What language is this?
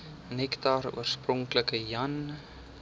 Afrikaans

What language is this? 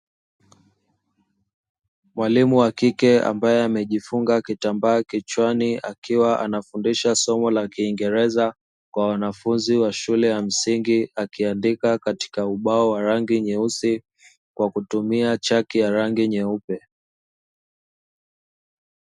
Swahili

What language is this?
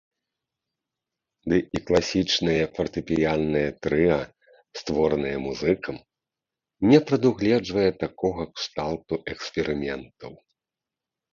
Belarusian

